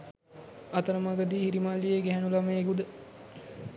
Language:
Sinhala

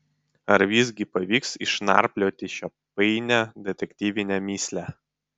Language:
Lithuanian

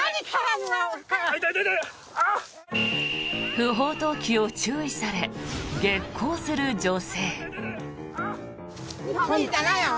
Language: Japanese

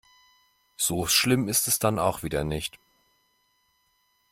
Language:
German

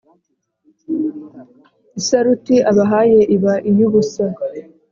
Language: Kinyarwanda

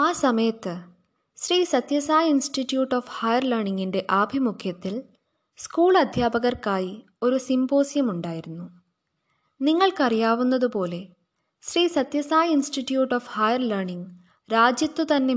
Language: Malayalam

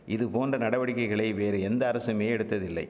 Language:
Tamil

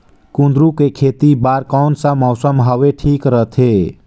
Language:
Chhattisgarhi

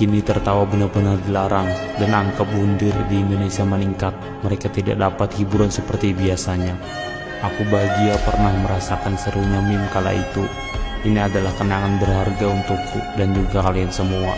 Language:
Indonesian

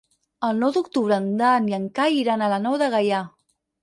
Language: Catalan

